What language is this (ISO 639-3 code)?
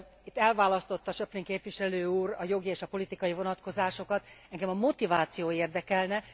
hun